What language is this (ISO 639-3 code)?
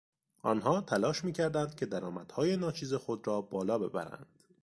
fas